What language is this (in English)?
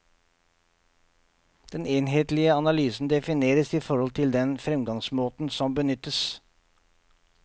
Norwegian